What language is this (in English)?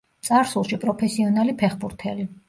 Georgian